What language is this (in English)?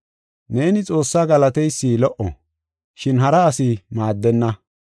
Gofa